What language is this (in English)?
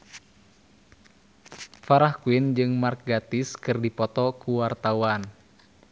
Sundanese